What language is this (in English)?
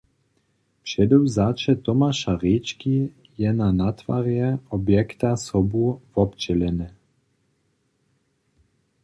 Upper Sorbian